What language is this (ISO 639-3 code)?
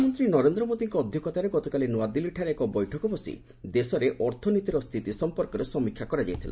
ori